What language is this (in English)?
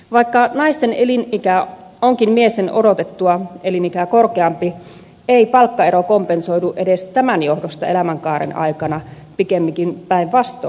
Finnish